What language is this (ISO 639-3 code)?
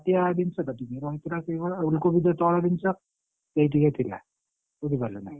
ori